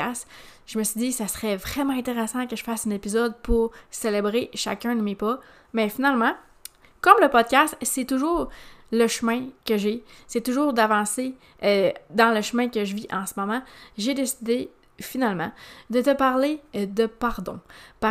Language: French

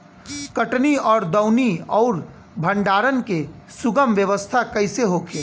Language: Bhojpuri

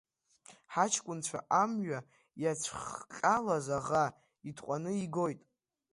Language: Abkhazian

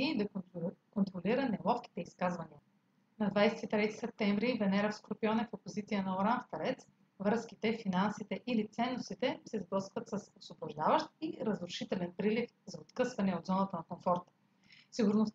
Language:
Bulgarian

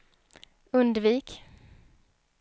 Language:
Swedish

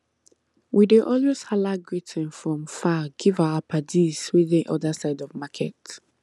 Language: Nigerian Pidgin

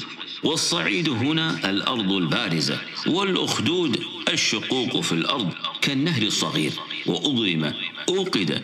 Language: Arabic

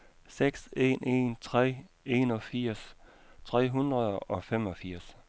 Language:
Danish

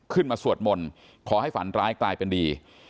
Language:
Thai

